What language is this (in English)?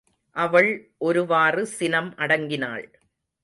Tamil